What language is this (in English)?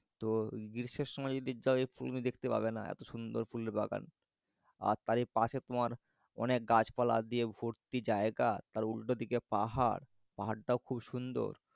Bangla